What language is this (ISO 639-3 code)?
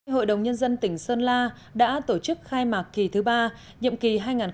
vie